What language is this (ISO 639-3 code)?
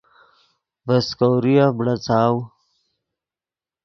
ydg